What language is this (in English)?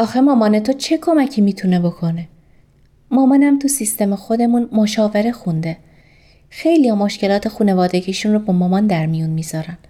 Persian